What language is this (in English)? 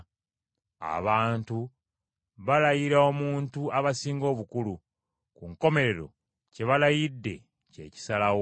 Ganda